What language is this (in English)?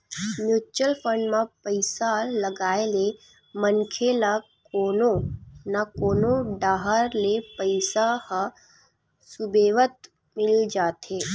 Chhattisgarhi